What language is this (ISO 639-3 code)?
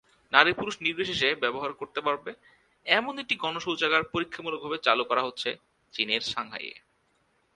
ben